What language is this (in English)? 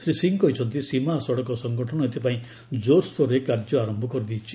Odia